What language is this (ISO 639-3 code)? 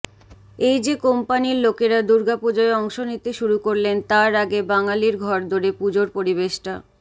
ben